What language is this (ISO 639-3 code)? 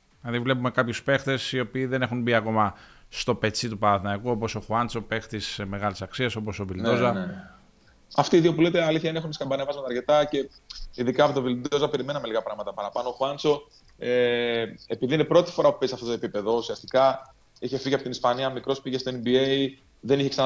ell